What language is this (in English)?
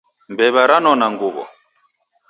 Taita